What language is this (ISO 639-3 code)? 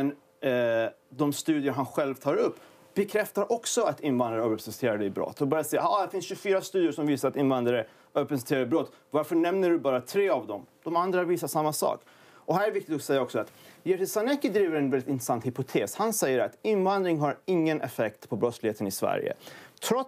swe